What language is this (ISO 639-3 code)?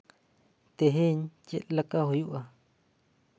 sat